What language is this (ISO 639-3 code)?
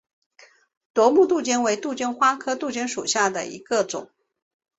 zho